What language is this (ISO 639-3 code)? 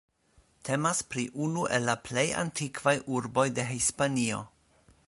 epo